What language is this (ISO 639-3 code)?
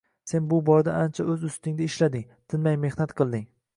uzb